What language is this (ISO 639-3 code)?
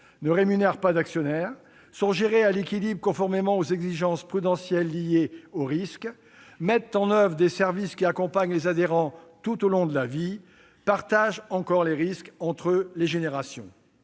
fra